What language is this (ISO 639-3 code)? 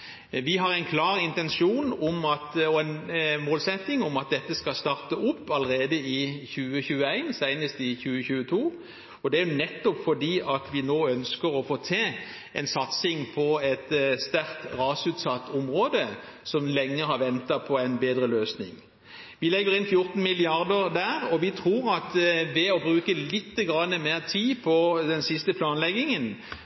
nob